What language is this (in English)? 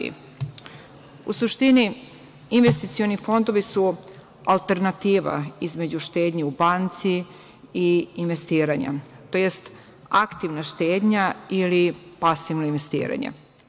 Serbian